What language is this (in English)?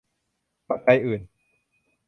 Thai